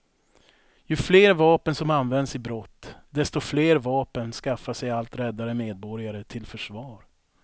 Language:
Swedish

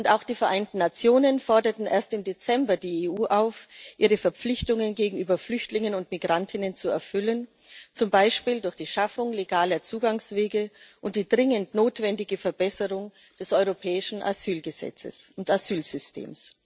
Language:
German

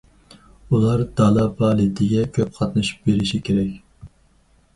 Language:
Uyghur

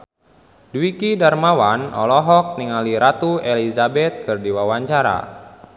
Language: Sundanese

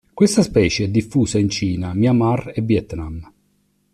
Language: Italian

